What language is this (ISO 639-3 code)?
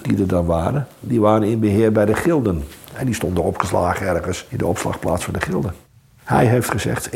nld